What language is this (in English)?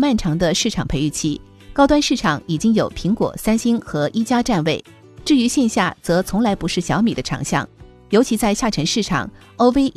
Chinese